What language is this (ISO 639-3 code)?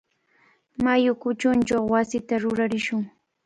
qvl